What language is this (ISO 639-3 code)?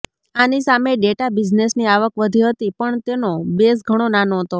guj